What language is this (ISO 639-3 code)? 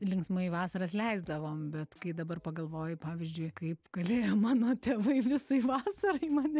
lit